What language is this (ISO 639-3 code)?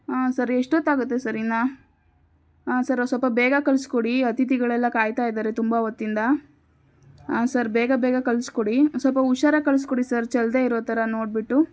kan